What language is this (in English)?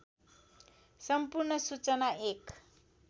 Nepali